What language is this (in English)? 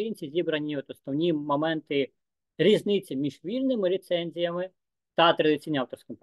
Ukrainian